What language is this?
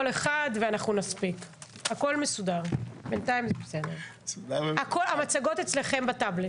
Hebrew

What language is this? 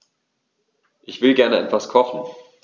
German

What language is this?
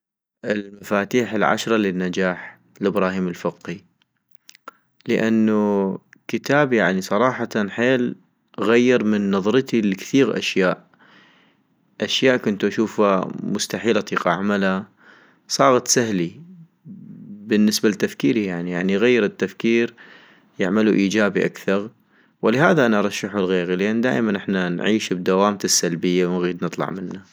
North Mesopotamian Arabic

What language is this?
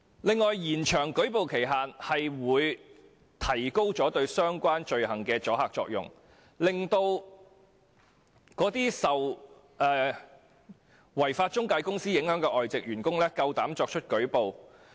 Cantonese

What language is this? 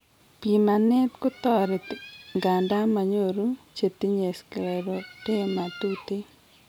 Kalenjin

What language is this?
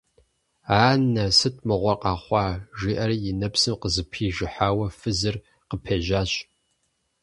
Kabardian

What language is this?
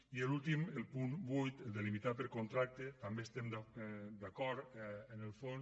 Catalan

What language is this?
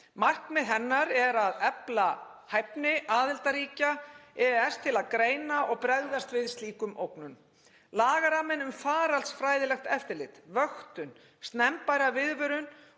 Icelandic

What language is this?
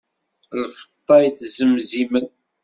Kabyle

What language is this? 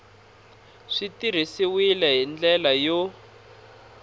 Tsonga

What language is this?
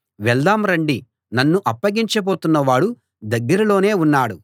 Telugu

